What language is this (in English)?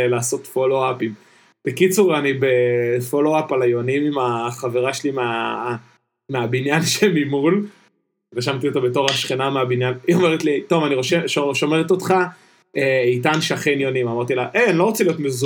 Hebrew